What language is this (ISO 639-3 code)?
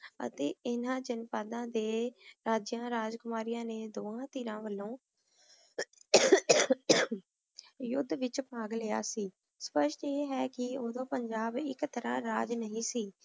pan